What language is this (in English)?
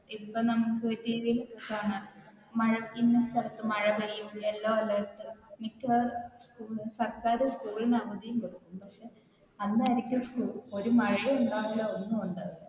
Malayalam